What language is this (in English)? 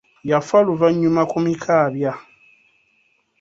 Ganda